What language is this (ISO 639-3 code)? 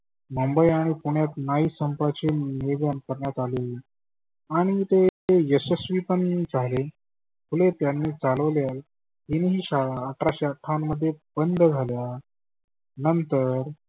mar